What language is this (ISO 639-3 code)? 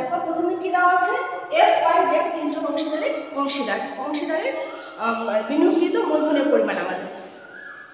ron